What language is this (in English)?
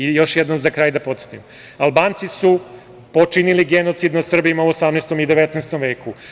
Serbian